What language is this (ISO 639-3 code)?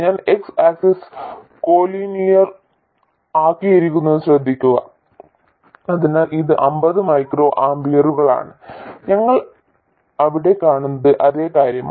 mal